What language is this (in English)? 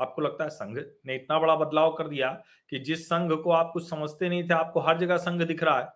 Hindi